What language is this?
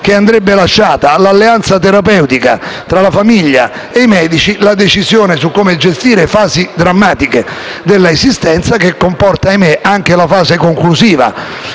Italian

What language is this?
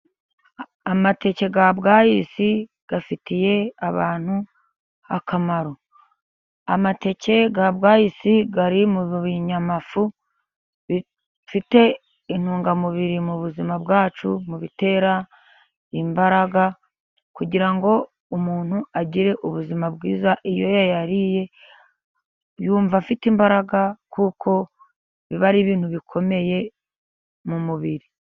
Kinyarwanda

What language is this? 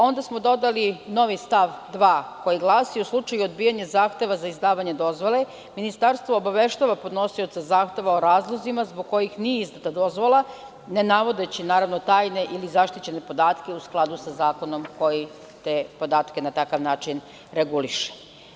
Serbian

